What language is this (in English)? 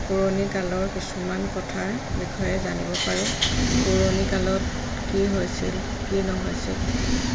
Assamese